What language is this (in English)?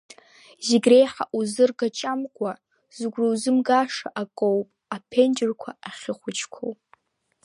Abkhazian